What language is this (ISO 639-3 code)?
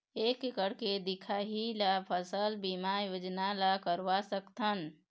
hne